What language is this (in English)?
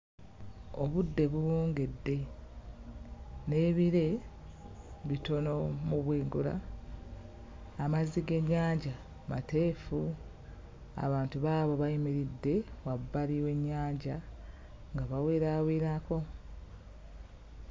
Ganda